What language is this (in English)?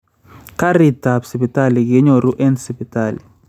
Kalenjin